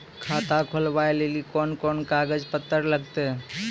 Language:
Maithili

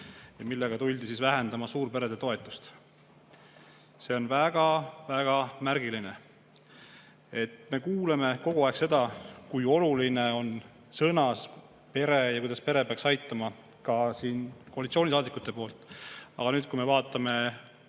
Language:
Estonian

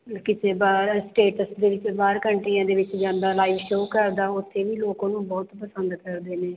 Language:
Punjabi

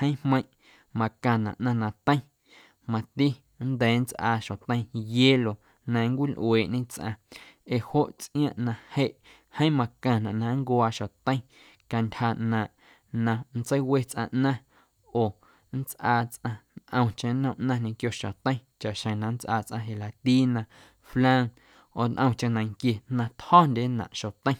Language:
Guerrero Amuzgo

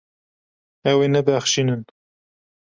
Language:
Kurdish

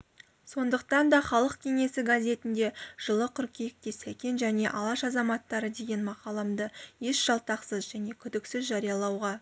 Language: Kazakh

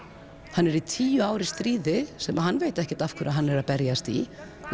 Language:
Icelandic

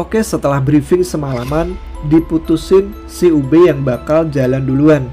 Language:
Indonesian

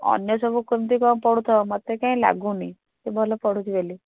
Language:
Odia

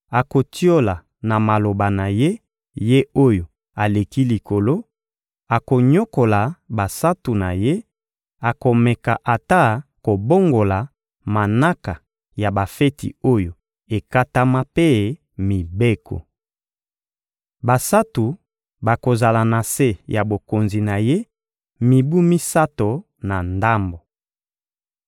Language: Lingala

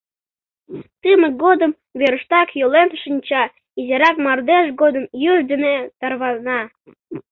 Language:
Mari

